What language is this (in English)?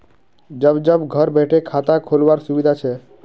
Magahi